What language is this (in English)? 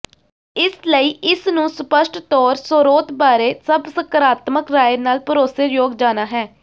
Punjabi